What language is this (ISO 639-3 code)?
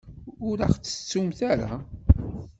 kab